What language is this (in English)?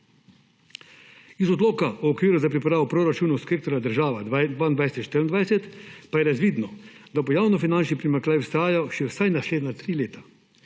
Slovenian